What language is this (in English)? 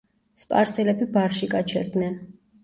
Georgian